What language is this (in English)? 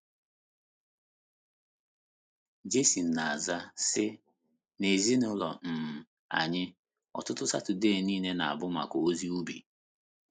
Igbo